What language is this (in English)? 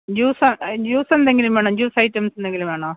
Malayalam